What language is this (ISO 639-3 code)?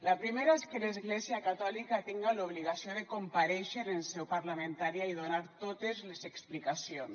cat